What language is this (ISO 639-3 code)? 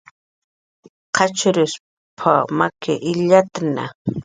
jqr